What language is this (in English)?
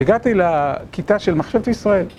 Hebrew